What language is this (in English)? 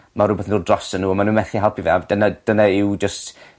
Welsh